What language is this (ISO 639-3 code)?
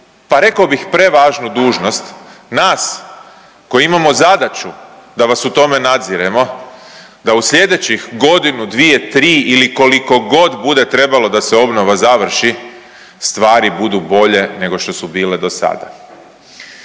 hrv